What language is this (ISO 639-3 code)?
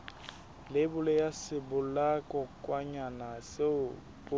sot